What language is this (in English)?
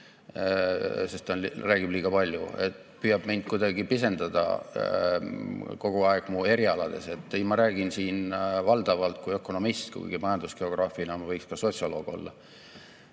Estonian